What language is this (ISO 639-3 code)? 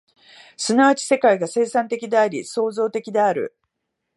jpn